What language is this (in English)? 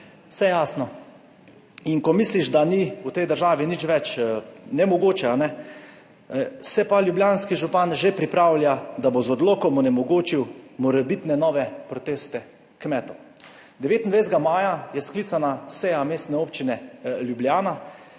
Slovenian